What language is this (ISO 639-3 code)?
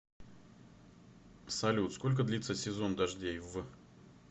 rus